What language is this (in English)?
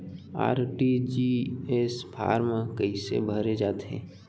Chhattisgarhi